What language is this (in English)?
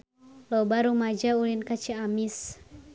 Sundanese